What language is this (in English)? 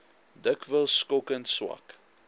Afrikaans